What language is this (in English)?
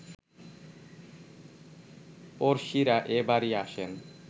Bangla